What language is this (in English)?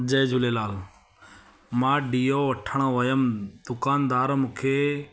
Sindhi